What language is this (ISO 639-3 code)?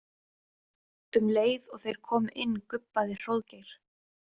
isl